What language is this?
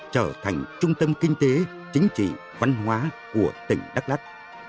Vietnamese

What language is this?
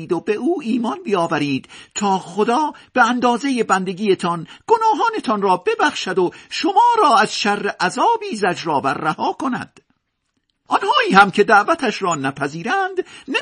Persian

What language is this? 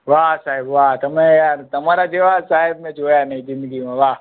Gujarati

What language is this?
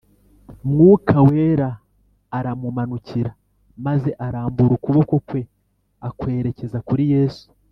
Kinyarwanda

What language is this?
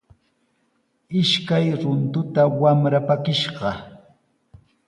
Sihuas Ancash Quechua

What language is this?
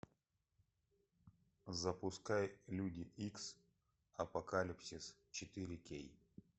Russian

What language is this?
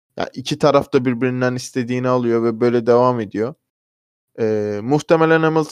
Turkish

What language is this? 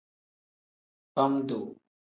Tem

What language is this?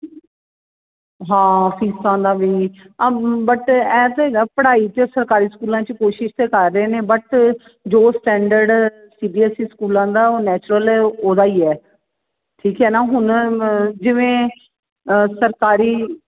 Punjabi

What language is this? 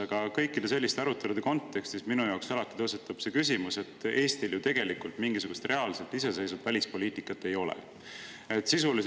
Estonian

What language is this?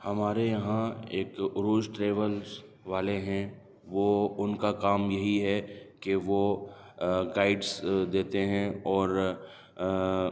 Urdu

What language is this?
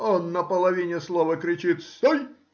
Russian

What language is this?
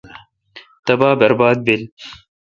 Kalkoti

